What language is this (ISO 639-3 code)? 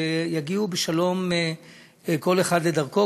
heb